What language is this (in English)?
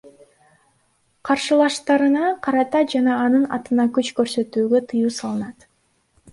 Kyrgyz